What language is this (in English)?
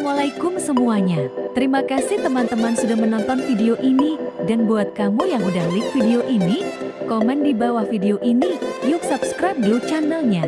Indonesian